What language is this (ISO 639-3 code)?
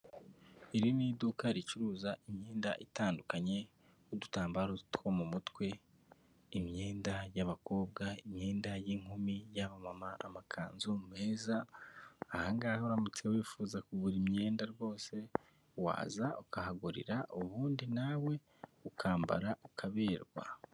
kin